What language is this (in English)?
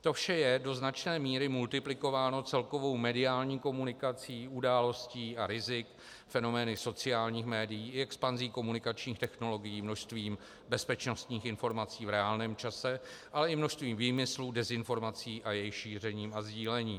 Czech